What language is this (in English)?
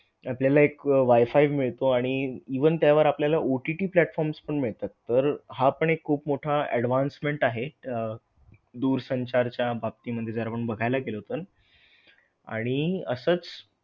Marathi